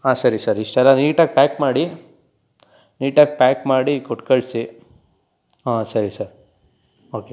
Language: Kannada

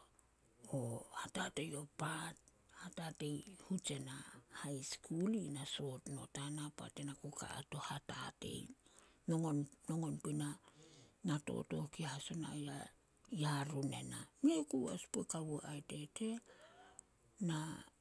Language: Solos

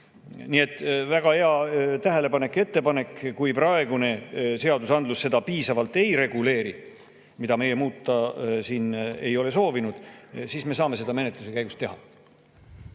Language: Estonian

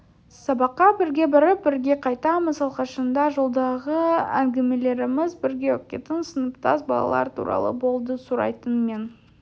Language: Kazakh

